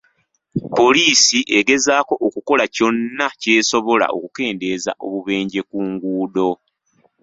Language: Ganda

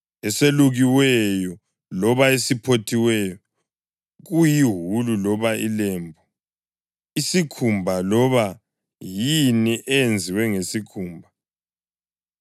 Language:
North Ndebele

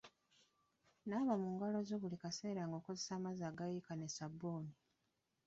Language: Ganda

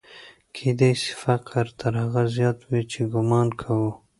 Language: Pashto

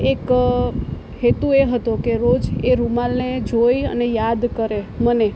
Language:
Gujarati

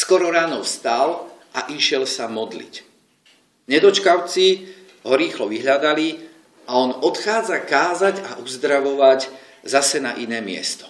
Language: Slovak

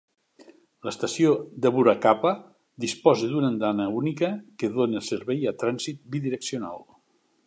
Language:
Catalan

